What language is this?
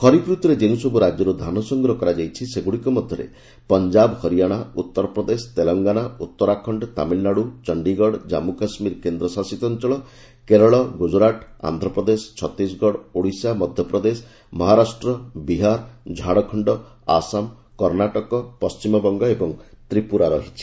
Odia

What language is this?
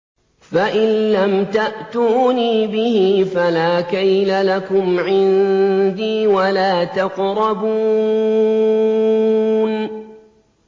Arabic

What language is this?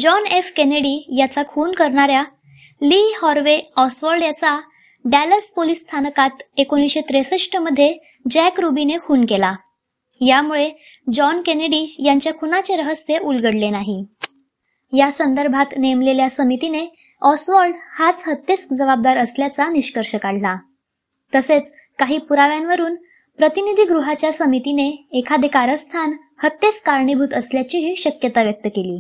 Marathi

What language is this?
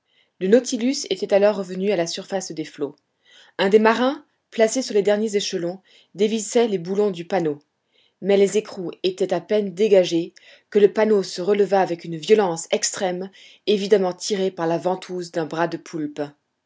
French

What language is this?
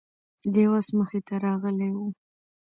Pashto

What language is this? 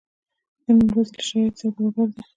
Pashto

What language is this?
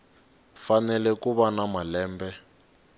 Tsonga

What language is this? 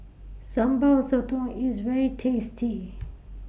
English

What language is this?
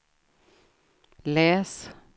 Swedish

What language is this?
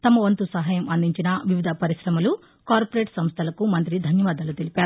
Telugu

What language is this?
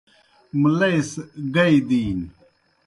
Kohistani Shina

